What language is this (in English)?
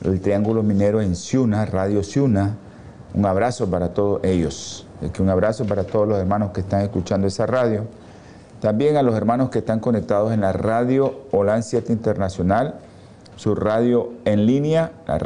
Spanish